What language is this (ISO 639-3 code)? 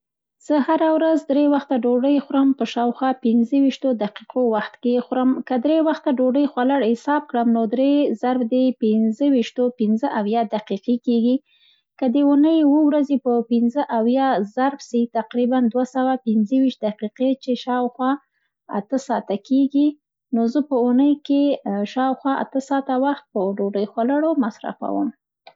pst